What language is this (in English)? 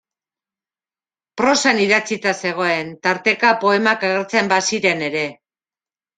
Basque